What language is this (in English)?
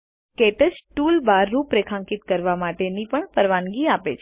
Gujarati